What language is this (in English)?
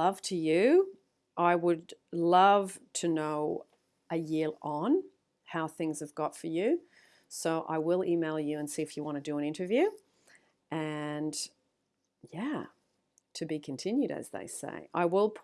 English